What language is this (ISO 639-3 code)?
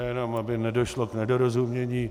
ces